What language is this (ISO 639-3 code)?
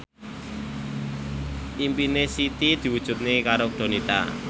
jav